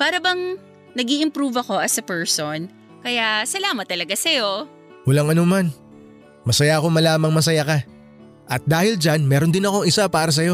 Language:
Filipino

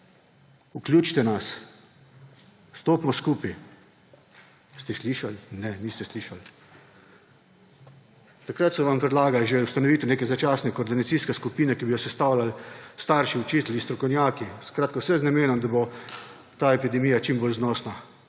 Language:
Slovenian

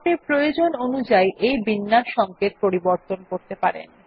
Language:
Bangla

